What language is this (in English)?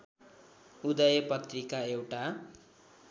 Nepali